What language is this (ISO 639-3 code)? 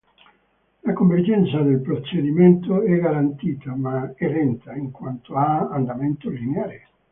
ita